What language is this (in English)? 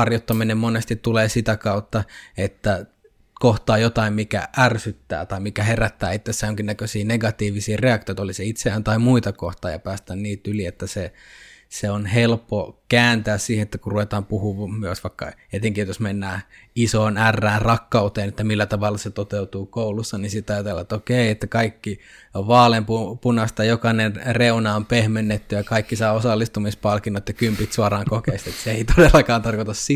Finnish